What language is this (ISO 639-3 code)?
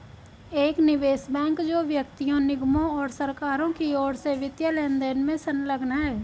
hin